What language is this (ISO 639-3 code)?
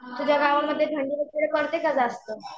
mar